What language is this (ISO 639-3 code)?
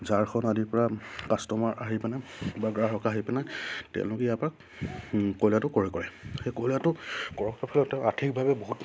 asm